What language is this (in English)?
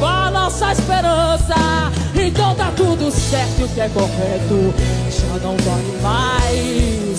Portuguese